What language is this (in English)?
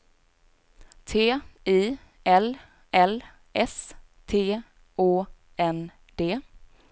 Swedish